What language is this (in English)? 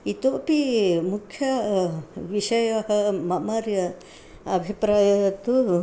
Sanskrit